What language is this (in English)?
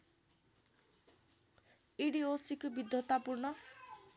Nepali